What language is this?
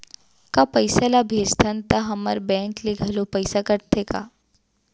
Chhattisgarhi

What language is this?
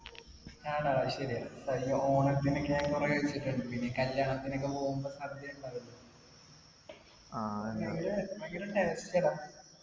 Malayalam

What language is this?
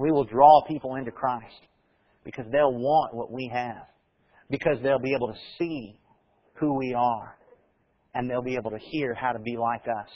English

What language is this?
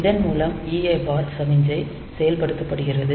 Tamil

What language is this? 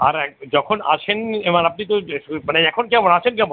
Bangla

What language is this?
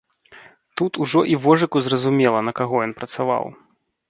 Belarusian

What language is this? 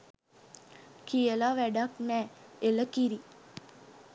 Sinhala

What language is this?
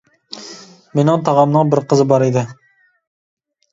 Uyghur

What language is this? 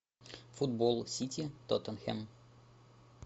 Russian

